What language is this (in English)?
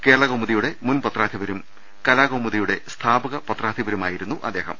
Malayalam